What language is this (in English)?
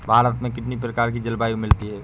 Hindi